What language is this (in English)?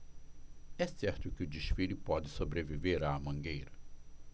Portuguese